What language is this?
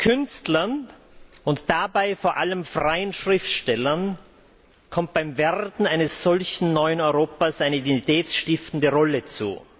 German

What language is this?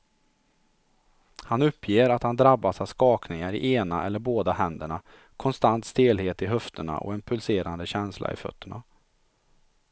Swedish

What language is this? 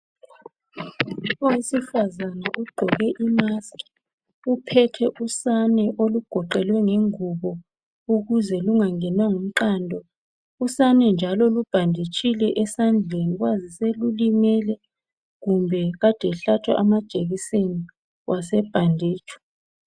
North Ndebele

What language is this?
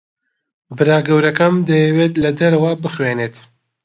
Central Kurdish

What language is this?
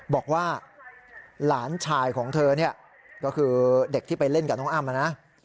Thai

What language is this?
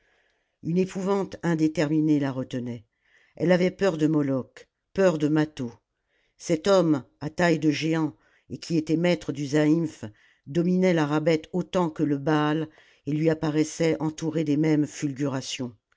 French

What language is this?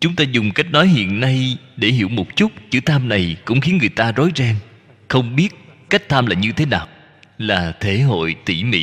Vietnamese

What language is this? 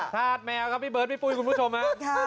Thai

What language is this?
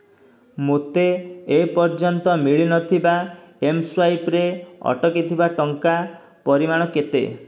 Odia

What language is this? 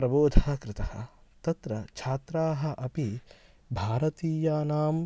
Sanskrit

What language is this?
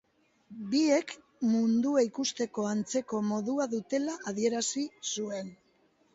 Basque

